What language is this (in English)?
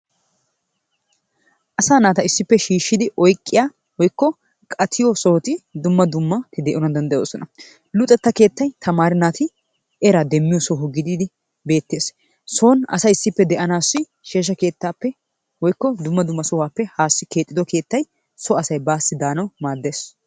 Wolaytta